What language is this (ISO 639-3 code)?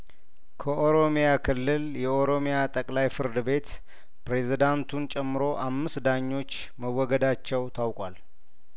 amh